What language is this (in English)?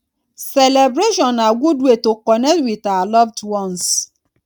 Nigerian Pidgin